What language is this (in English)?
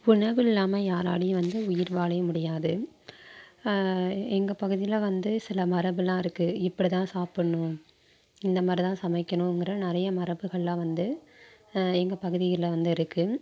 Tamil